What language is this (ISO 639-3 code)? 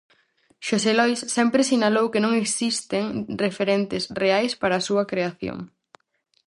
glg